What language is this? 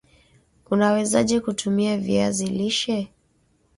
Swahili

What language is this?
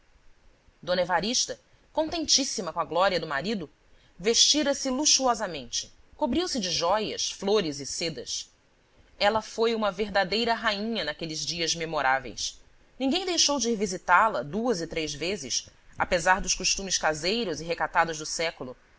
Portuguese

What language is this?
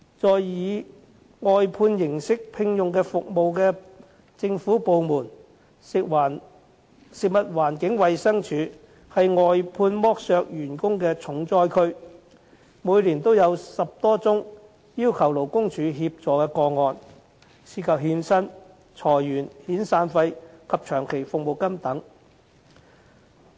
Cantonese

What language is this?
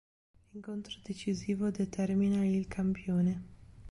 Italian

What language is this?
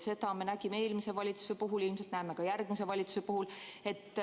Estonian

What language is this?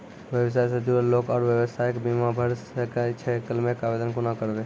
Maithili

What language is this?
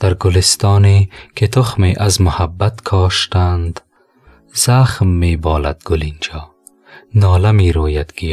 Persian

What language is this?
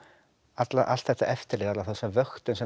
Icelandic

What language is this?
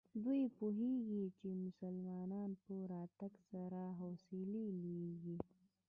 Pashto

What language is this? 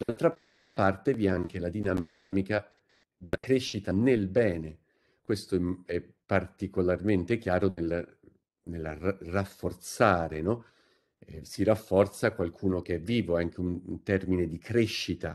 Italian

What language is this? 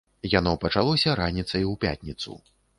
Belarusian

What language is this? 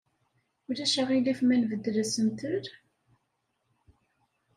Kabyle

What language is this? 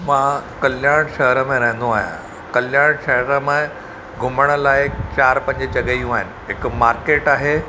Sindhi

